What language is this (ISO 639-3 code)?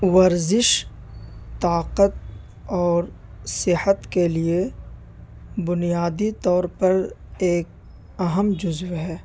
urd